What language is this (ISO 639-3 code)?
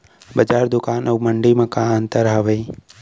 hne